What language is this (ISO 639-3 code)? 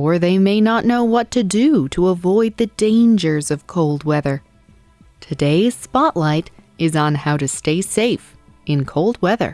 eng